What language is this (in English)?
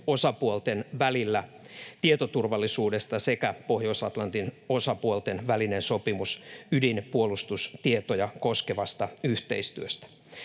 Finnish